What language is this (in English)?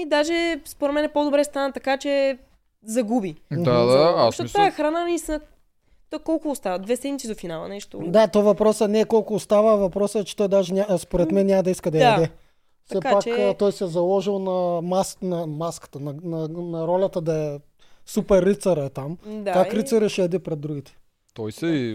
Bulgarian